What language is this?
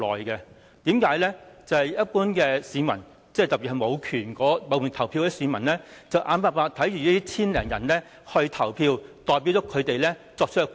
Cantonese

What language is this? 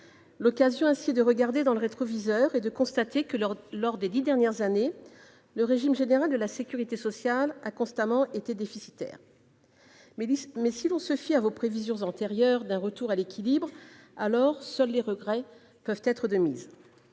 French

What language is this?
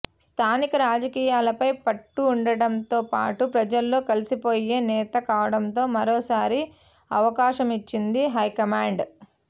Telugu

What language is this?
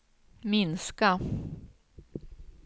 Swedish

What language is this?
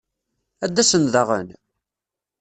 Kabyle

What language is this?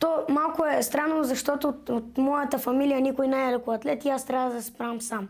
Bulgarian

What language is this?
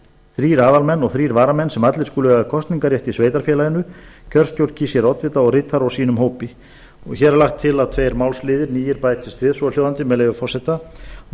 Icelandic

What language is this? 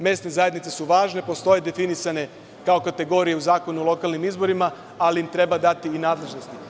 Serbian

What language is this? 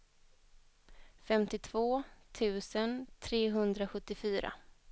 Swedish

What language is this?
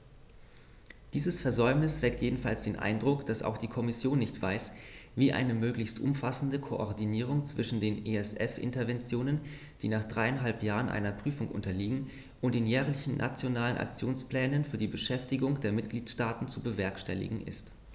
German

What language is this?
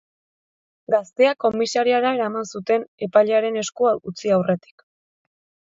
Basque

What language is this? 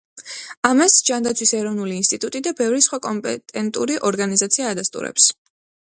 Georgian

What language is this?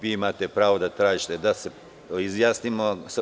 Serbian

